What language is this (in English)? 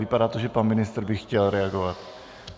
Czech